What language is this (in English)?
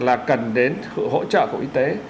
Vietnamese